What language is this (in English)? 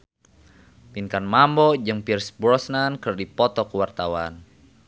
Sundanese